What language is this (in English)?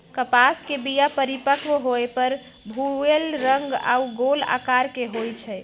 Magahi